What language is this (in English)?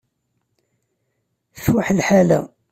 Kabyle